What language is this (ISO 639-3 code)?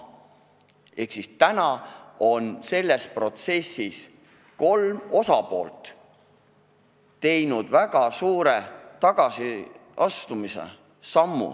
est